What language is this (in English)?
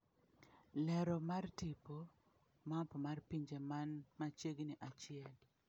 Luo (Kenya and Tanzania)